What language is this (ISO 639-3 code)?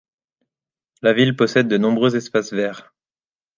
fra